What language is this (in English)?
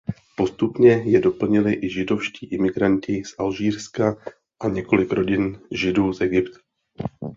Czech